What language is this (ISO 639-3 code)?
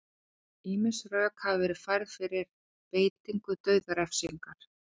isl